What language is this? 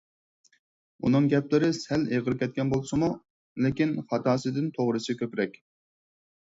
Uyghur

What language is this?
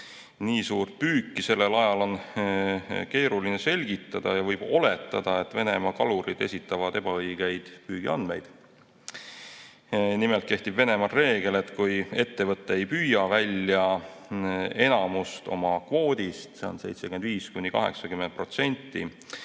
Estonian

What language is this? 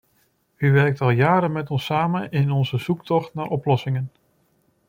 Dutch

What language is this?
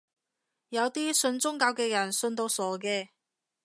Cantonese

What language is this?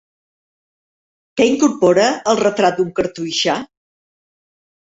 Catalan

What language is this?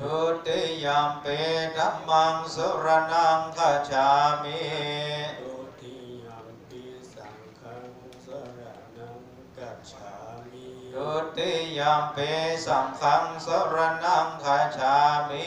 Thai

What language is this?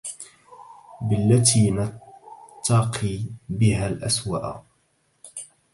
Arabic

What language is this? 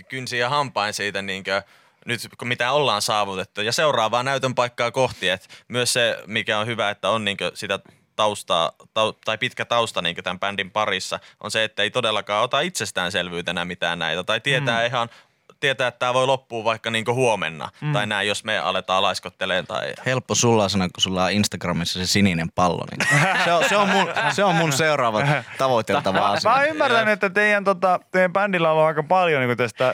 Finnish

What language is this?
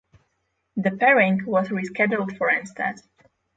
English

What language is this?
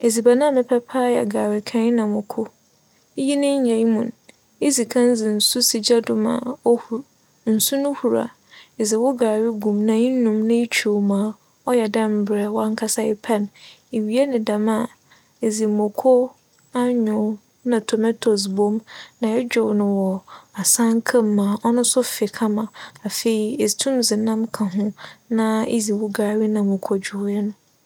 Akan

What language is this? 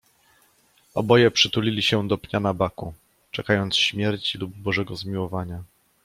Polish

